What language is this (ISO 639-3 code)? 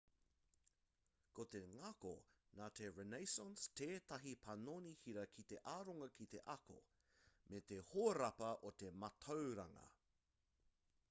mri